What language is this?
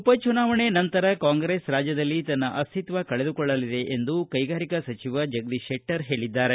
Kannada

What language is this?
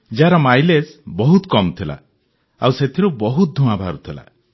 Odia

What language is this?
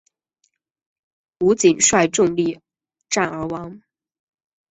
Chinese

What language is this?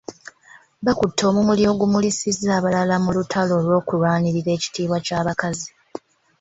Ganda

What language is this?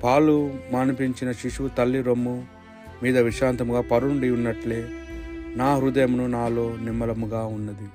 Telugu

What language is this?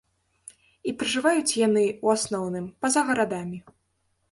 Belarusian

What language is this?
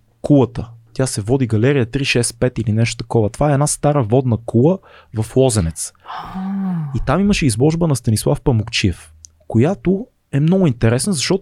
Bulgarian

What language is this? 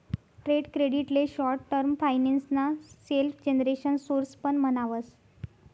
Marathi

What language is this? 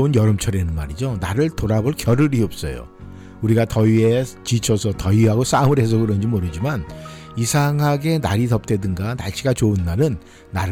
Korean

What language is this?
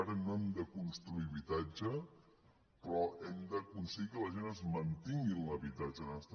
Catalan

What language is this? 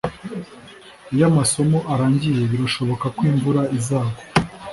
Kinyarwanda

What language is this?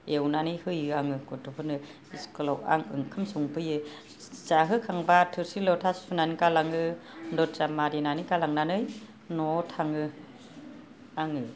Bodo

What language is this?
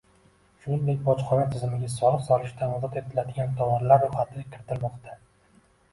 Uzbek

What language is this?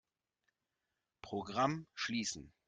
German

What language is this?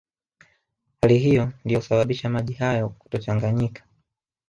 Swahili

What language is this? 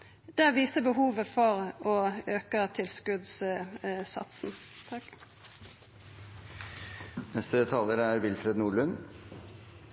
Norwegian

